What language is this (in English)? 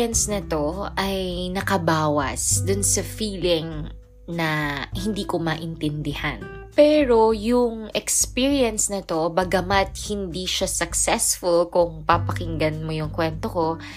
Filipino